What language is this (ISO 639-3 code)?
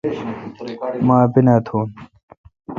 xka